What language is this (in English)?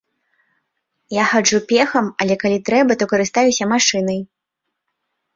Belarusian